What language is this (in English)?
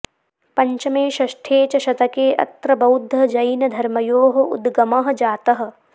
Sanskrit